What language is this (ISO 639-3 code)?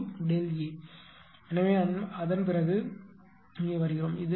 tam